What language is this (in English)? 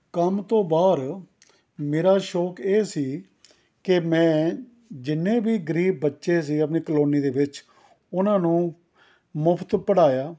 Punjabi